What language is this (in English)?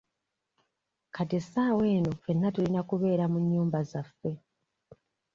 Ganda